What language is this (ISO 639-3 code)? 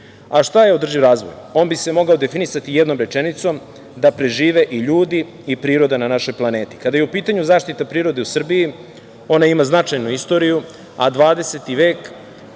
srp